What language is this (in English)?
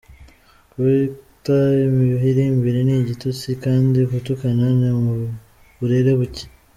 Kinyarwanda